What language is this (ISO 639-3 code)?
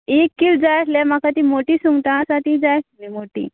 kok